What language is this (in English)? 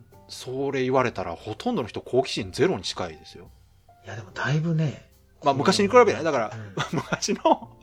Japanese